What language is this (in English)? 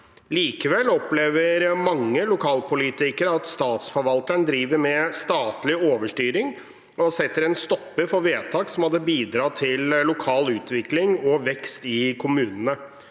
Norwegian